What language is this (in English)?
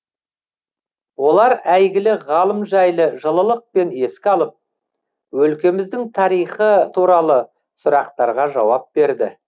Kazakh